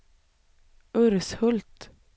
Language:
Swedish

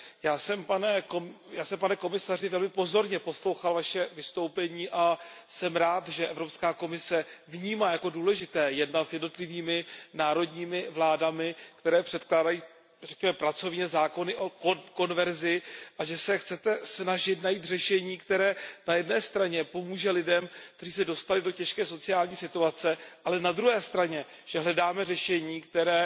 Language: Czech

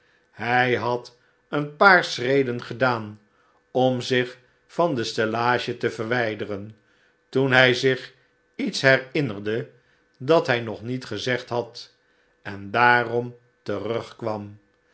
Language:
Dutch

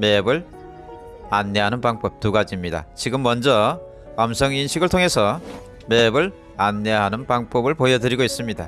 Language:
Korean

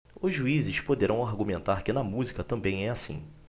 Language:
Portuguese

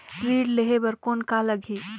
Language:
Chhattisgarhi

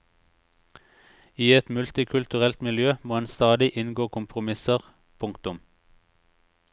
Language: Norwegian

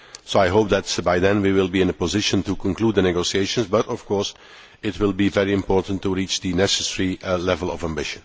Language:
English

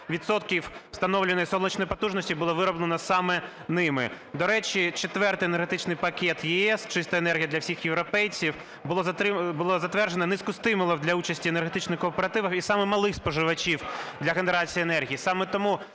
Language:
Ukrainian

